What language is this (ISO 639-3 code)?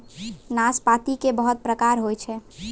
mai